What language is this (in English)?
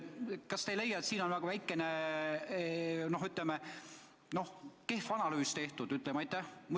Estonian